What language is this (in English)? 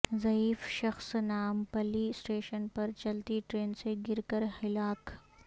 Urdu